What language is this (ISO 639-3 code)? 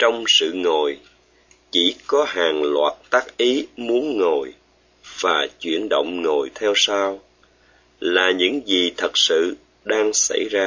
vie